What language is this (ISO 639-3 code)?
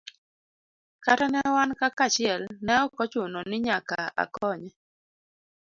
luo